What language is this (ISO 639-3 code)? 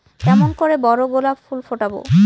ben